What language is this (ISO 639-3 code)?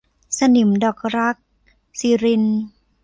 tha